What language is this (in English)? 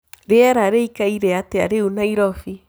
Kikuyu